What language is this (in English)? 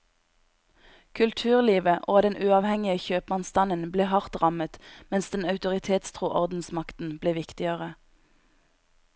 Norwegian